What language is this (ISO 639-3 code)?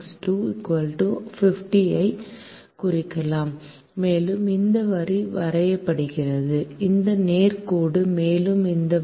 tam